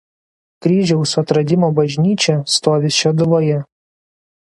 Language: Lithuanian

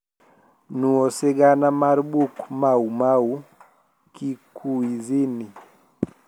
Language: Luo (Kenya and Tanzania)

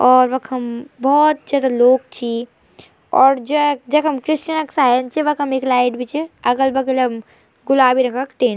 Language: Garhwali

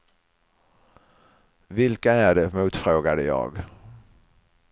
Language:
Swedish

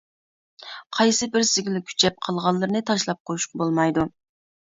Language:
Uyghur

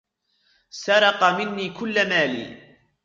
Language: Arabic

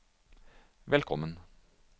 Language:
Norwegian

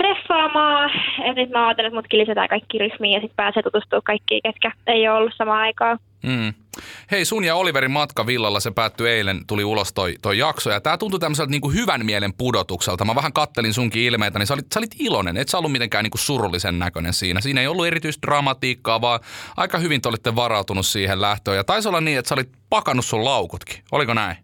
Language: Finnish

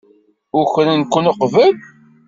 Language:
Kabyle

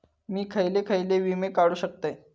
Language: Marathi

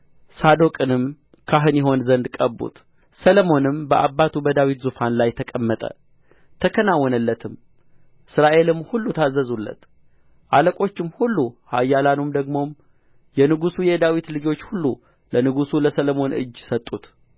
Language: Amharic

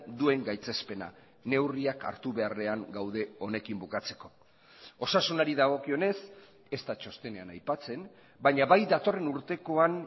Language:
Basque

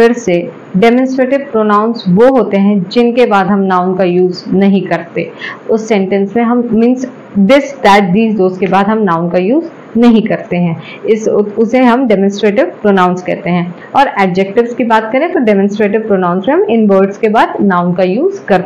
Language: Hindi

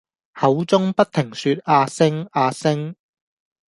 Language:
Cantonese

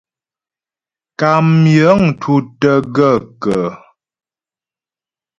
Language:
Ghomala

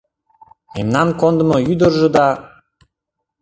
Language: Mari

